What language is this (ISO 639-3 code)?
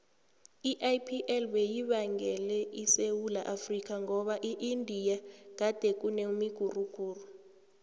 nbl